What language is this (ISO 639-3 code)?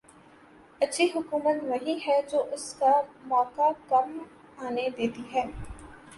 urd